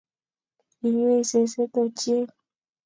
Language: Kalenjin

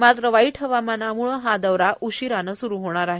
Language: Marathi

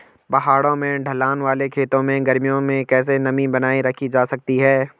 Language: Hindi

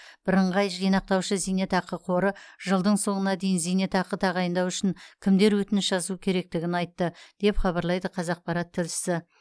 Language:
Kazakh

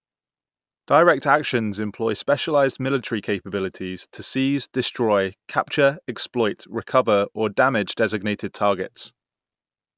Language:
English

